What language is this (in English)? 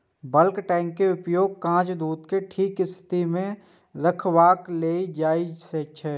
Maithili